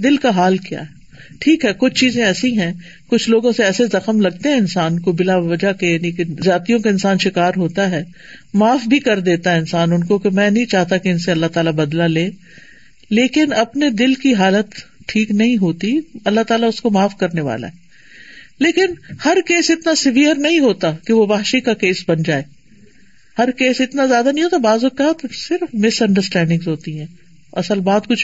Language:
Urdu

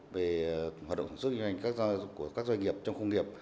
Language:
Vietnamese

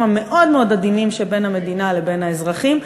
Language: Hebrew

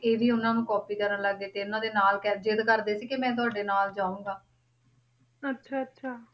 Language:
Punjabi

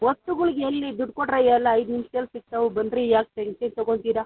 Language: Kannada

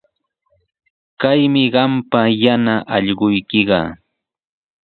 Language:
Sihuas Ancash Quechua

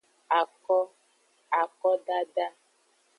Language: Aja (Benin)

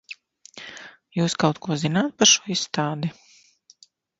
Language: Latvian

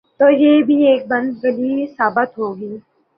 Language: Urdu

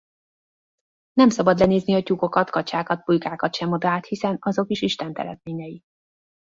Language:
Hungarian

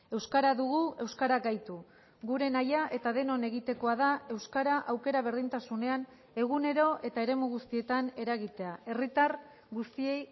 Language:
Basque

